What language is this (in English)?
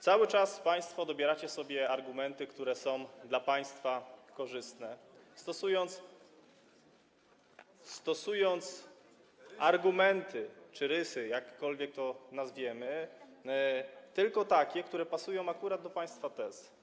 Polish